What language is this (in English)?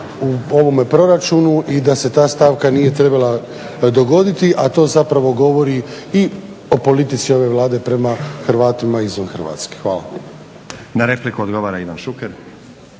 Croatian